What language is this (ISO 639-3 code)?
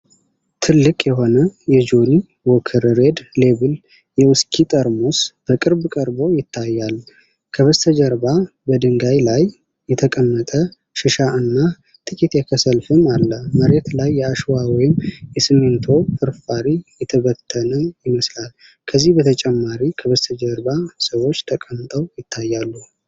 amh